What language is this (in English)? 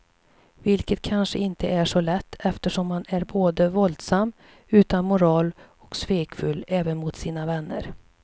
Swedish